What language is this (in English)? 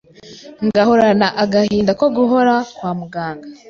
Kinyarwanda